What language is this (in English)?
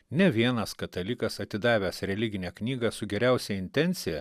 Lithuanian